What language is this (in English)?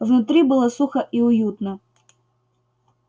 Russian